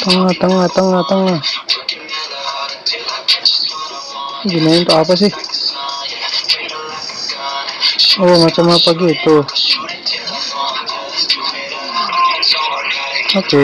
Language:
Spanish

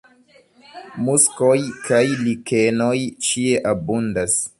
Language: Esperanto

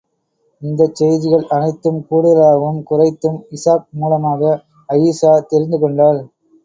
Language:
Tamil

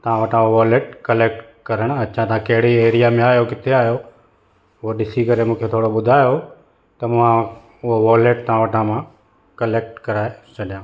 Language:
Sindhi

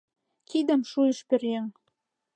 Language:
Mari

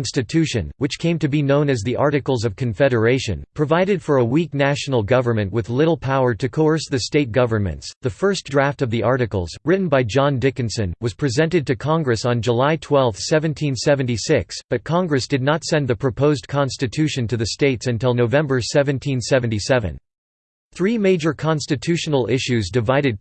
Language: English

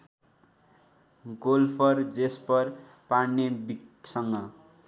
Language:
Nepali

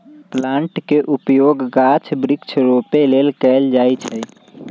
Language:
Magahi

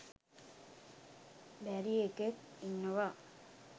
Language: Sinhala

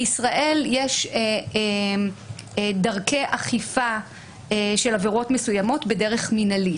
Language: Hebrew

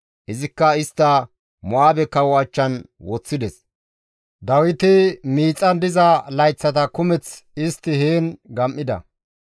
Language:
Gamo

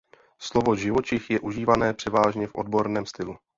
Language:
Czech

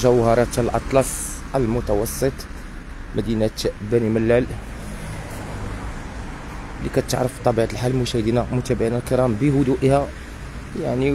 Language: Arabic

